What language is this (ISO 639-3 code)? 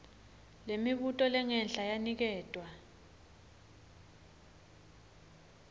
ssw